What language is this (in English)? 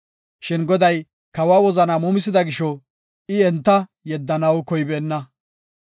Gofa